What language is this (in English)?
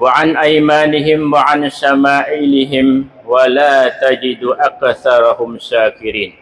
Arabic